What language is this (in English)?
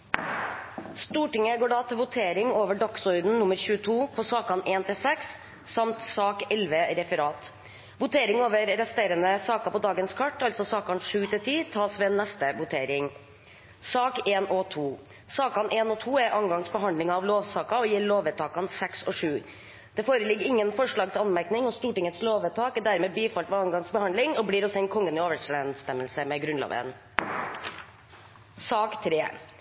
Norwegian Nynorsk